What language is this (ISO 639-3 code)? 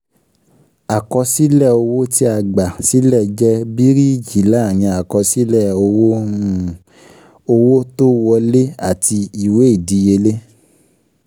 yor